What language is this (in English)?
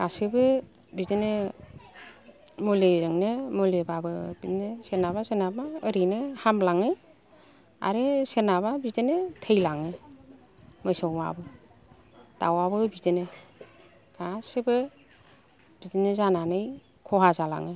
Bodo